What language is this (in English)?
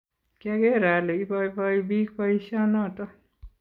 Kalenjin